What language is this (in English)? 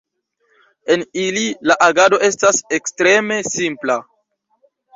Esperanto